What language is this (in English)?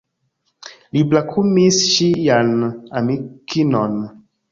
Esperanto